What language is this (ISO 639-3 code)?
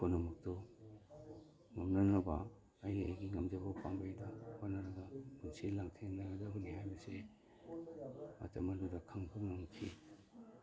mni